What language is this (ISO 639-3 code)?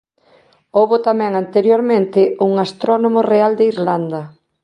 glg